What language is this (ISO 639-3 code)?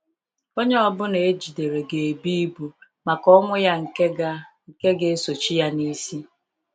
ibo